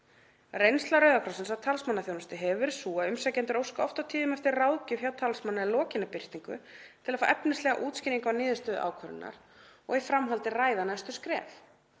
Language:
Icelandic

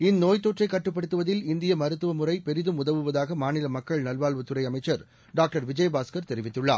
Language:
Tamil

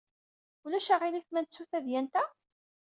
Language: Kabyle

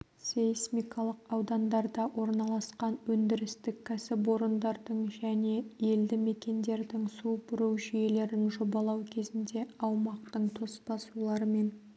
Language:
Kazakh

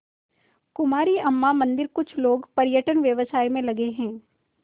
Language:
Hindi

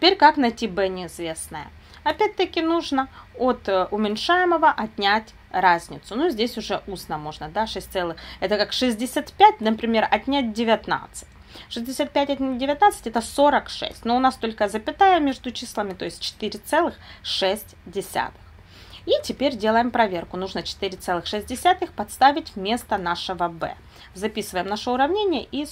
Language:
Russian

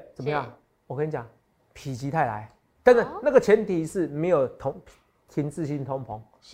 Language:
Chinese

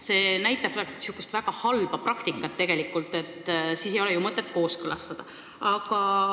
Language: Estonian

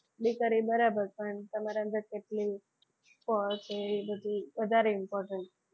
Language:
Gujarati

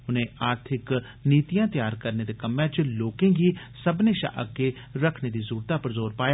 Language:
Dogri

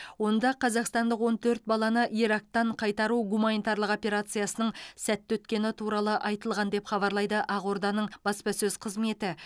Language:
Kazakh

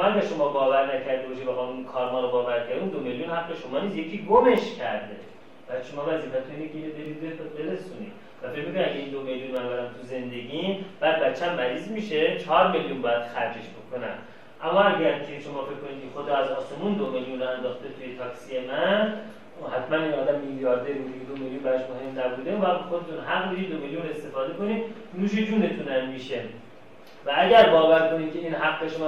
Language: Persian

